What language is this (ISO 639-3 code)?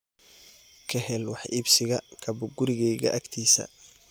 som